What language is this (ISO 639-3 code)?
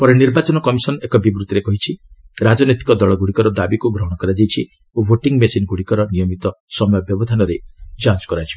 ori